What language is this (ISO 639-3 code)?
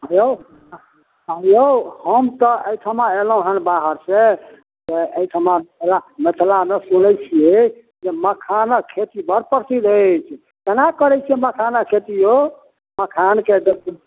mai